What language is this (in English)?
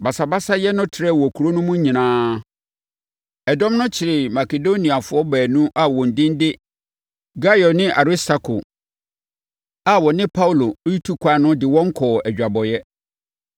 Akan